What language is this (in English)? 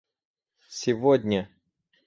Russian